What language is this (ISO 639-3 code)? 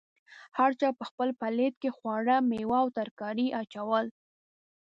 pus